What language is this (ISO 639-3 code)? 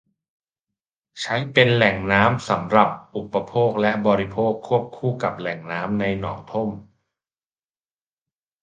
tha